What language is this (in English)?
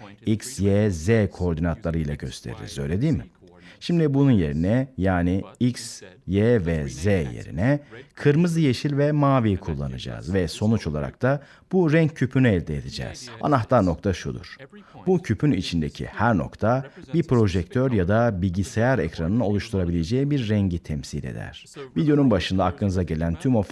Turkish